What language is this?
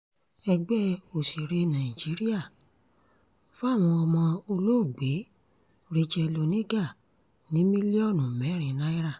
Yoruba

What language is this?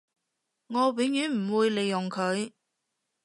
Cantonese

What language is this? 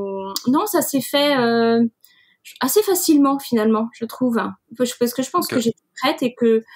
French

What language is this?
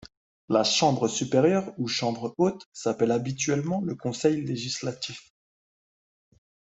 French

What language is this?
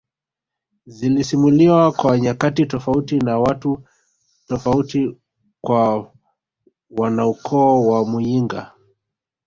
Swahili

